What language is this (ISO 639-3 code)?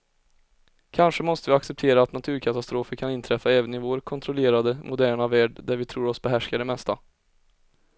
swe